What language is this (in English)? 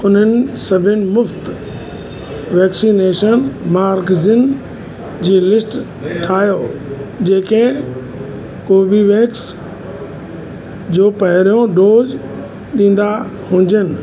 Sindhi